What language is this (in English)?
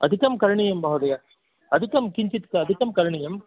Sanskrit